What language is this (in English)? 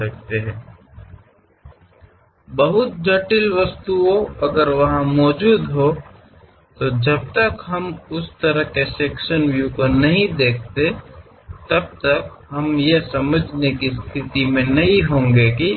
Kannada